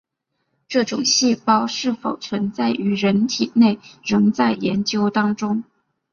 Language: Chinese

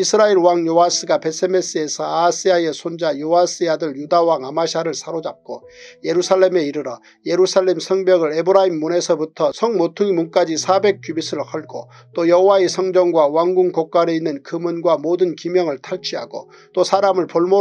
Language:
Korean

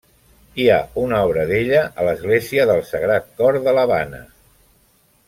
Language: Catalan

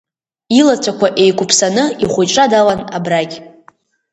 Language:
Abkhazian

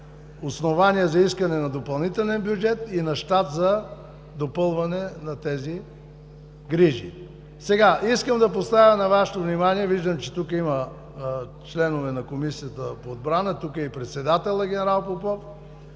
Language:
Bulgarian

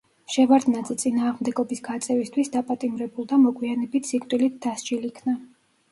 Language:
Georgian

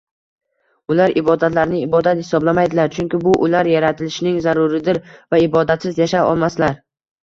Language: Uzbek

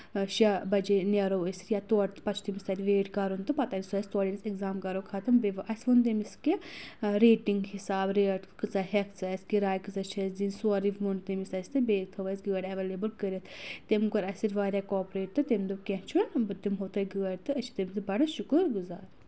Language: Kashmiri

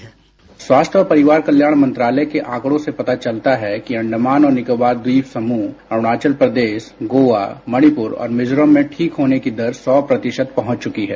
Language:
Hindi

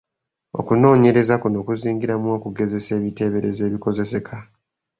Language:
Ganda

